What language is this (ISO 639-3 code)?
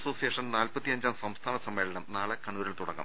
mal